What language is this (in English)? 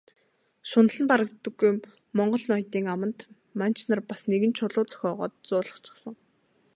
Mongolian